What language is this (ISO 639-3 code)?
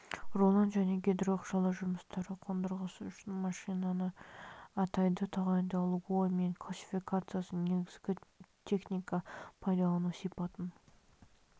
kaz